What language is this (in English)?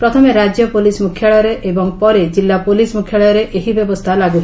Odia